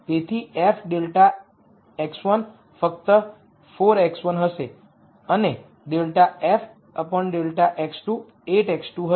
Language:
Gujarati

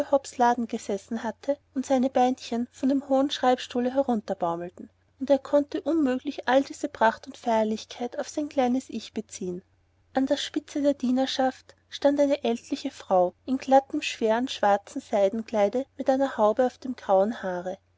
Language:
German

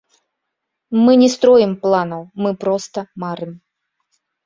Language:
Belarusian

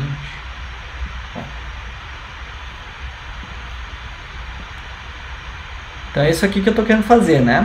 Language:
Portuguese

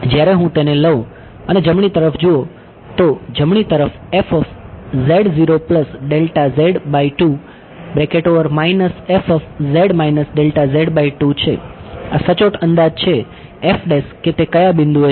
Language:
Gujarati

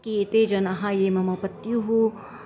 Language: Sanskrit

